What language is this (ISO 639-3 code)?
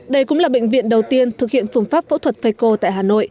vie